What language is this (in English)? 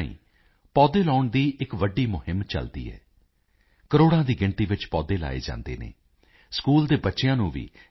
Punjabi